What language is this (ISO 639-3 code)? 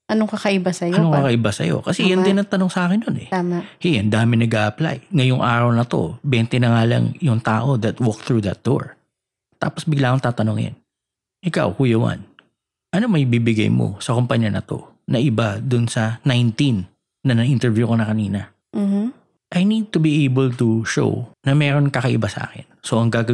fil